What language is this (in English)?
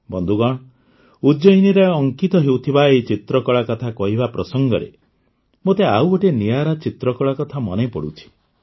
Odia